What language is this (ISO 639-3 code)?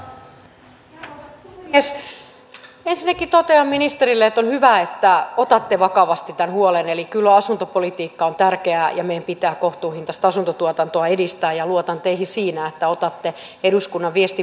fin